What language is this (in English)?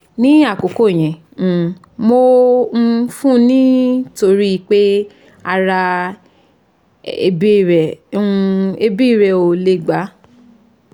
Yoruba